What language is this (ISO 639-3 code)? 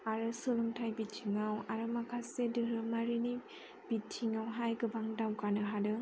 brx